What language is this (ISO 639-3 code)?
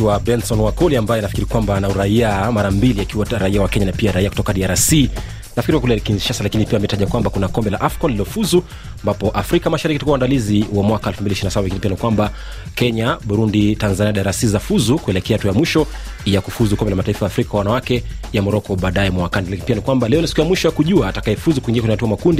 swa